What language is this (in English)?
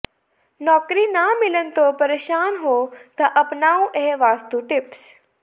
Punjabi